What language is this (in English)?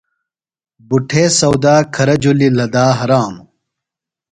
Phalura